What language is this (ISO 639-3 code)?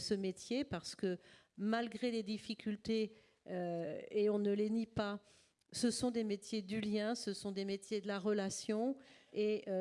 fra